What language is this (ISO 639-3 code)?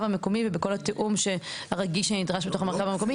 heb